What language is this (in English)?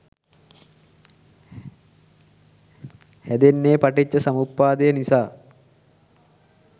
Sinhala